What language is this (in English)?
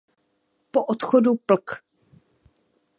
Czech